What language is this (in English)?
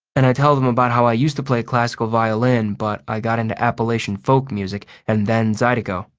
English